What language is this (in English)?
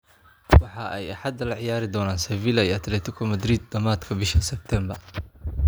Somali